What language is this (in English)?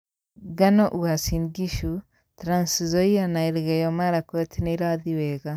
Kikuyu